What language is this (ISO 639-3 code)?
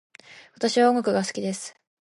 jpn